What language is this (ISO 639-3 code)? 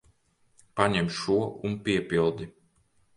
lav